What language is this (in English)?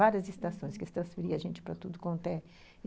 Portuguese